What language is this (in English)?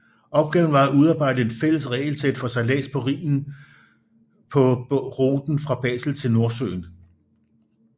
Danish